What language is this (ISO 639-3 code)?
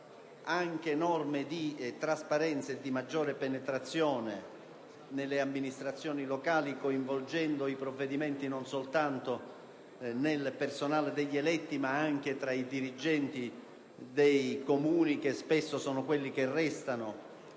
ita